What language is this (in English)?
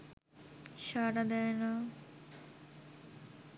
Bangla